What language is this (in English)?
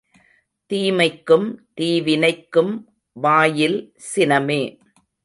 Tamil